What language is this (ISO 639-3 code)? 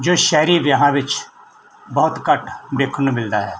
pan